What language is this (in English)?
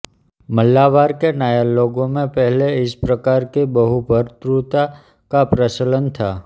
Hindi